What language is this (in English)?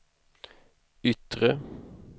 Swedish